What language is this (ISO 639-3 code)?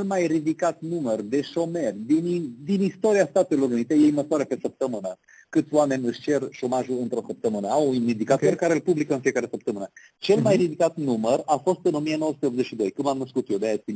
ron